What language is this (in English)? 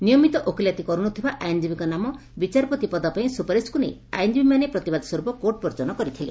Odia